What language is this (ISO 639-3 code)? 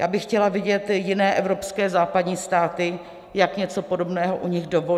ces